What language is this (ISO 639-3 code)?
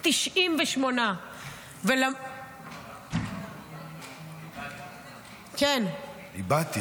heb